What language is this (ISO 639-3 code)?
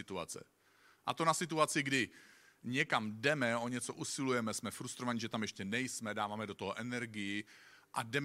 ces